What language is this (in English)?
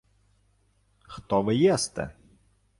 Ukrainian